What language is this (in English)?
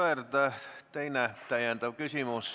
Estonian